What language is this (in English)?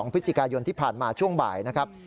Thai